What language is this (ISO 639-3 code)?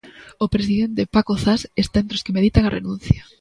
glg